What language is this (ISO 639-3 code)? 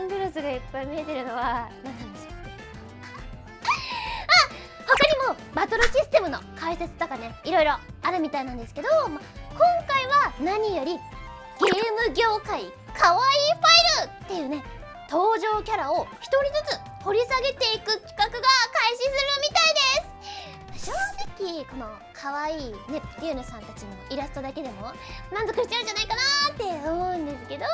jpn